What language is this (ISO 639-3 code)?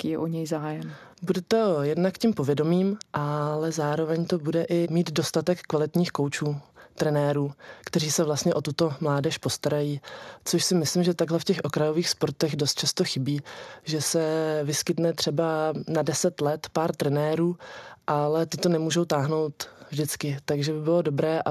ces